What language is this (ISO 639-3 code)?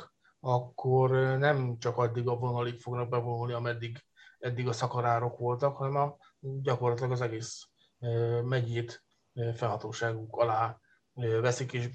hun